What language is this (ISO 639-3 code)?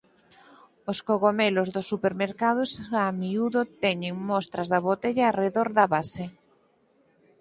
glg